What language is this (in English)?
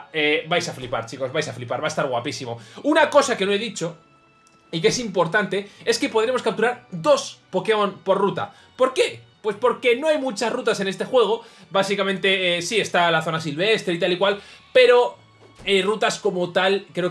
Spanish